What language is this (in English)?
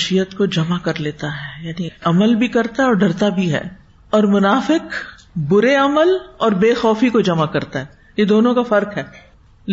Urdu